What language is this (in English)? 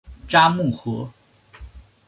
Chinese